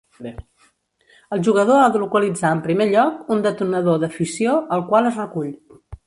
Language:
Catalan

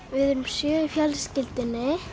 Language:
Icelandic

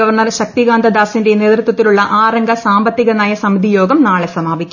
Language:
Malayalam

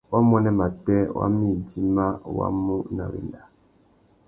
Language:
Tuki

